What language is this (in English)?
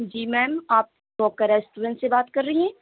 Urdu